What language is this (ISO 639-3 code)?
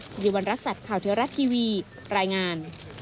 tha